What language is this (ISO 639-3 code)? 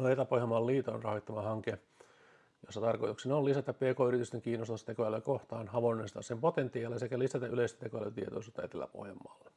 fin